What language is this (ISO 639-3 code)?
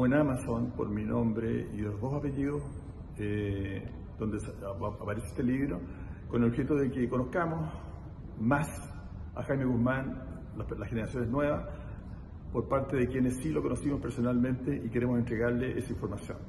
spa